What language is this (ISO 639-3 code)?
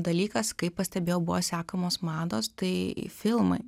lit